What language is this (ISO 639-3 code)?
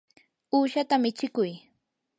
qur